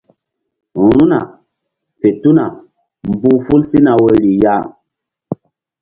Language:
Mbum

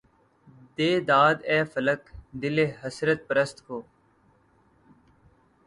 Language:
Urdu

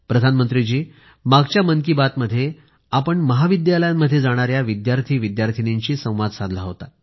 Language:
Marathi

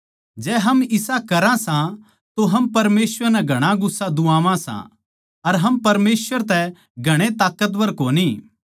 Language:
Haryanvi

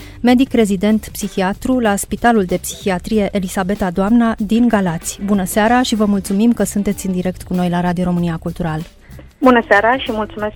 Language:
Romanian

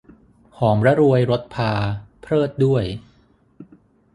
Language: Thai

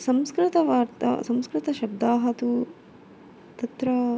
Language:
Sanskrit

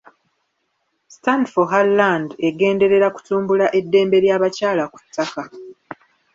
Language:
Ganda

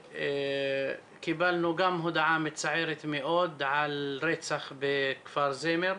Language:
Hebrew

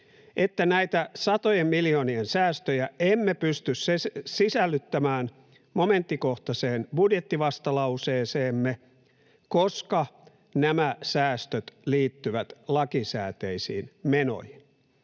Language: Finnish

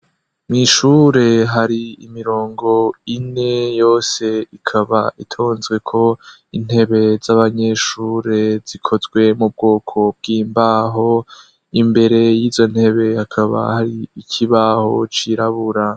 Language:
Rundi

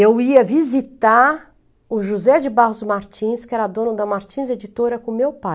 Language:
Portuguese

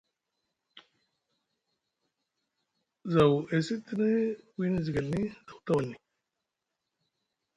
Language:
Musgu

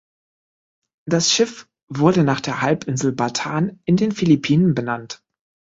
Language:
German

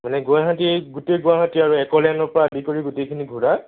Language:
Assamese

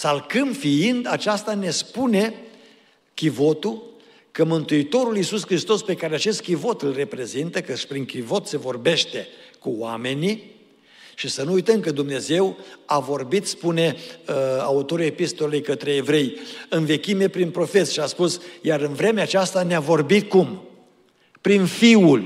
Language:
Romanian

